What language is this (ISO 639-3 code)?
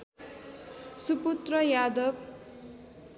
nep